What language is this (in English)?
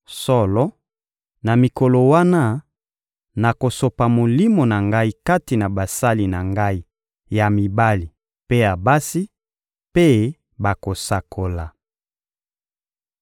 Lingala